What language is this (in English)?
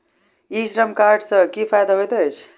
Maithili